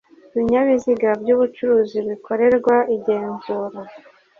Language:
Kinyarwanda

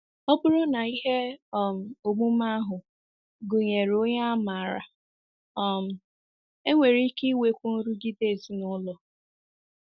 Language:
Igbo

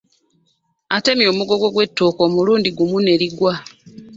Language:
Ganda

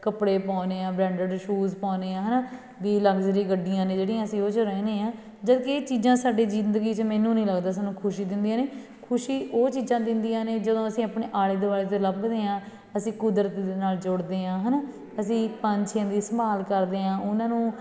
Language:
Punjabi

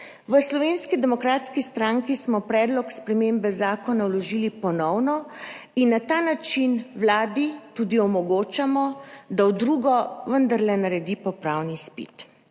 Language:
Slovenian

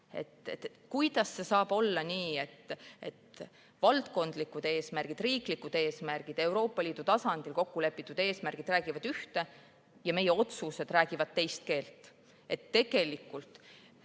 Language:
Estonian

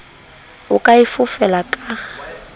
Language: Southern Sotho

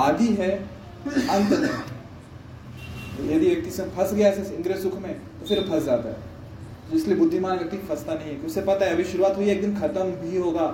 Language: Hindi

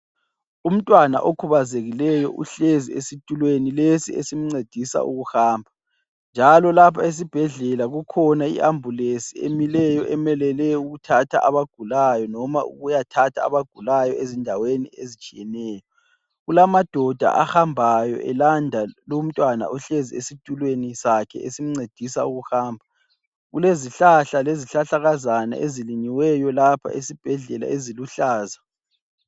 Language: North Ndebele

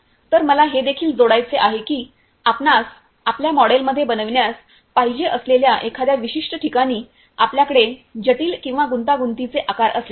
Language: Marathi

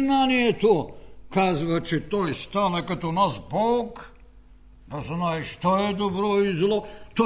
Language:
Bulgarian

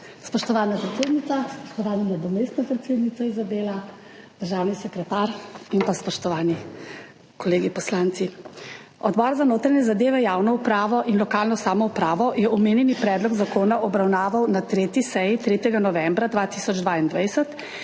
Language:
Slovenian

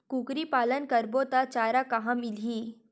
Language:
Chhattisgarhi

